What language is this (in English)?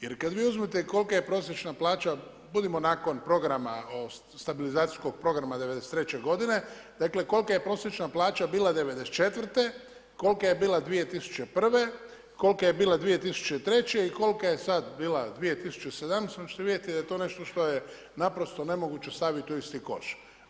Croatian